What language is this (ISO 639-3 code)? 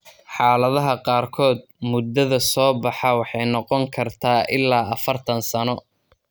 som